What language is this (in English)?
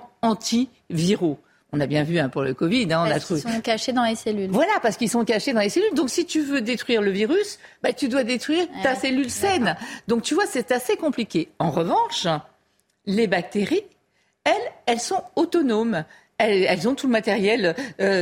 French